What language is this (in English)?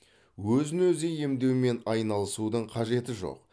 Kazakh